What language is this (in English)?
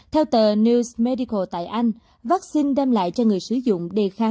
Vietnamese